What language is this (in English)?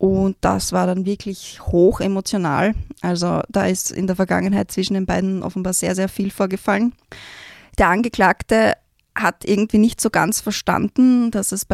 German